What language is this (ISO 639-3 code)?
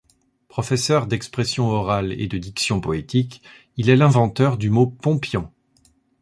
fra